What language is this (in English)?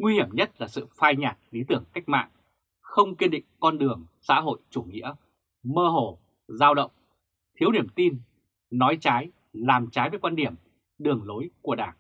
Vietnamese